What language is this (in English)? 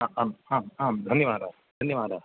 Sanskrit